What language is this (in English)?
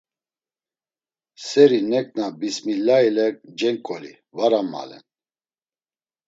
Laz